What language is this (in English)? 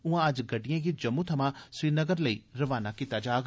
Dogri